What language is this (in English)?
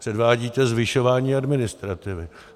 Czech